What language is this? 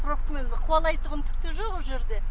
Kazakh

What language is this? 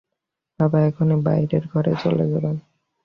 Bangla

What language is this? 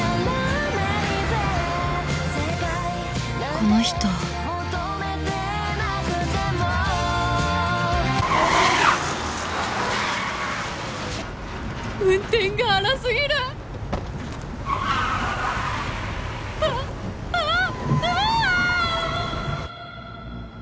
Japanese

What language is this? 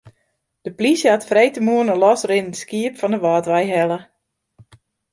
Western Frisian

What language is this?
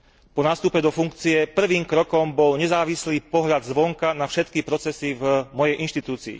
Slovak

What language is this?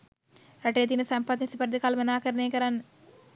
Sinhala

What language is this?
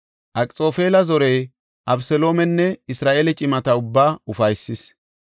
Gofa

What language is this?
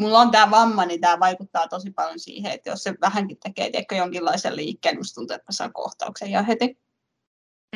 Finnish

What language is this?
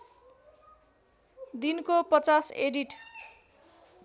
Nepali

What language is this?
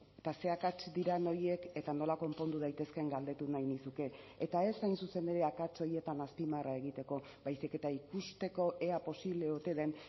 Basque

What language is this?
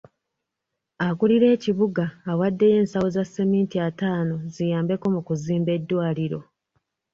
Ganda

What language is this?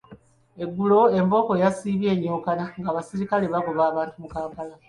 Ganda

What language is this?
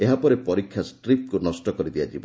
Odia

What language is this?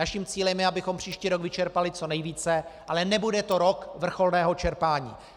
Czech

